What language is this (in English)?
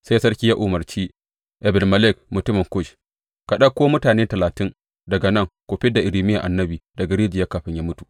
Hausa